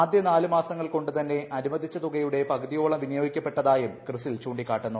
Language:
Malayalam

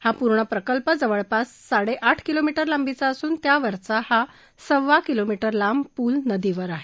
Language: Marathi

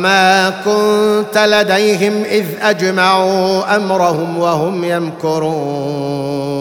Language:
Arabic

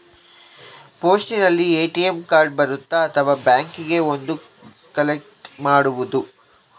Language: Kannada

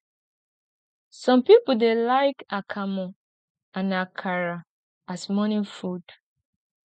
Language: Nigerian Pidgin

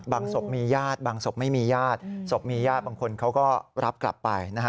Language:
Thai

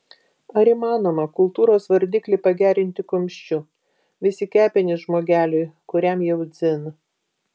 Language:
Lithuanian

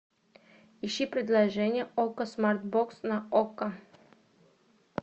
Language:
Russian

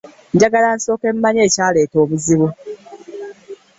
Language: Ganda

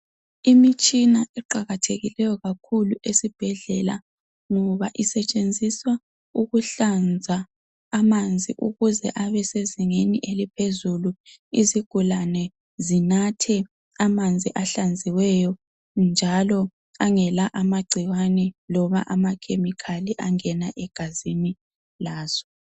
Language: North Ndebele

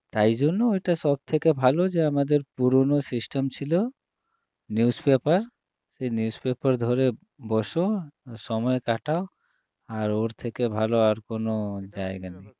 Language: Bangla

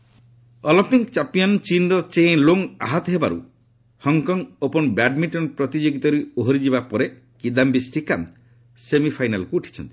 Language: Odia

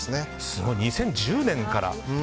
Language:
Japanese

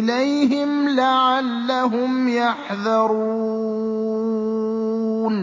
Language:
Arabic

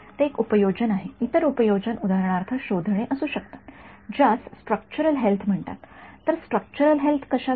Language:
Marathi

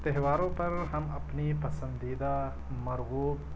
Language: Urdu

